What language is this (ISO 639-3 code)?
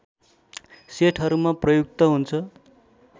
nep